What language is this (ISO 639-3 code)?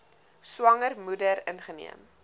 afr